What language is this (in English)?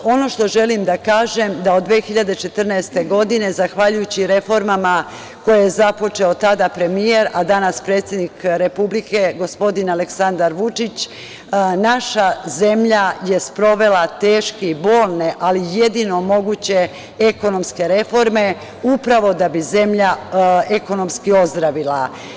Serbian